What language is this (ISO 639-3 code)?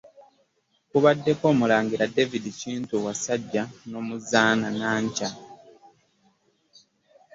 lug